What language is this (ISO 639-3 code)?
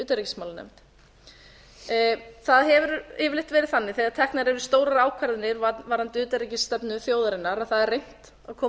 isl